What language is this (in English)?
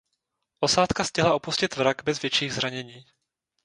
Czech